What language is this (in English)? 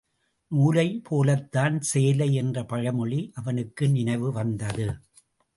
Tamil